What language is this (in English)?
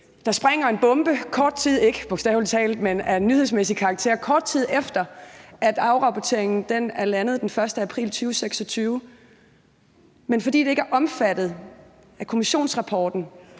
Danish